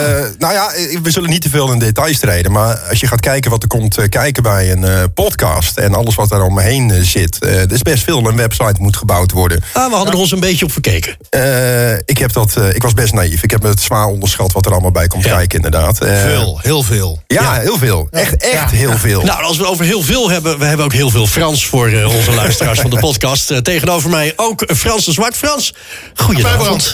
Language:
Dutch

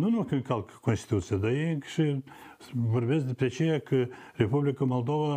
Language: Romanian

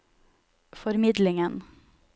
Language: Norwegian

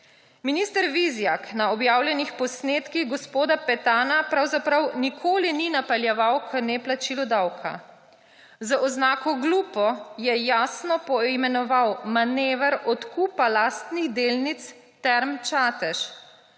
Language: Slovenian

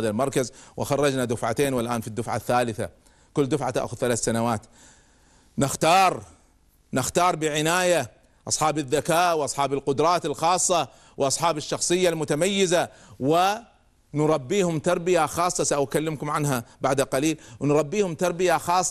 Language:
Arabic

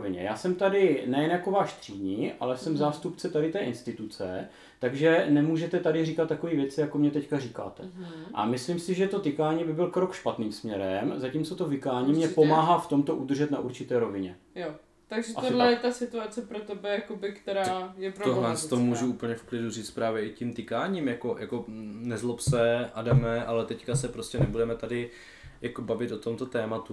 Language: Czech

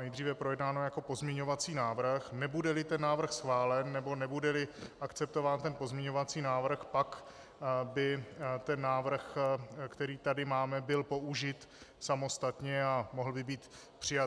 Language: Czech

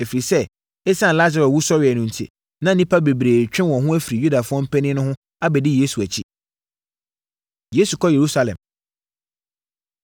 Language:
Akan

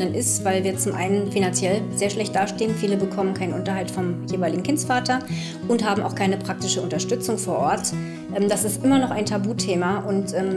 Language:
German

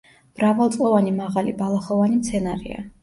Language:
Georgian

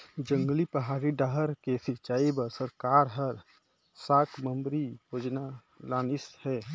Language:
Chhattisgarhi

